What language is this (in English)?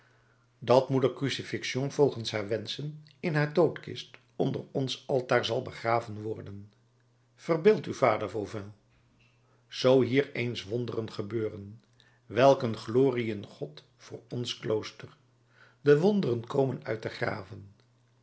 Dutch